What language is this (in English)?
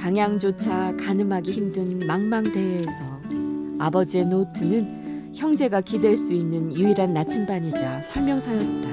Korean